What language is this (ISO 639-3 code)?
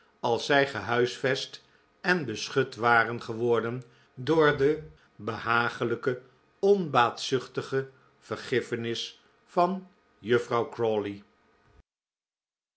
nld